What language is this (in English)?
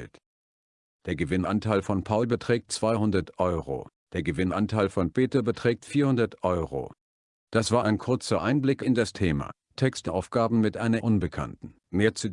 German